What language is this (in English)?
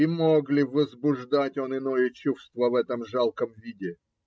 Russian